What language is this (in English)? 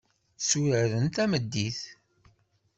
Kabyle